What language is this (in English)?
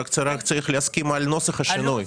Hebrew